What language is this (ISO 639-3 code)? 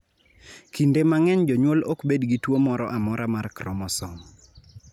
luo